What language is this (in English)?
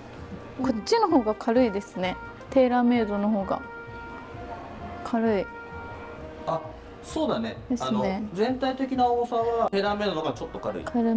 Japanese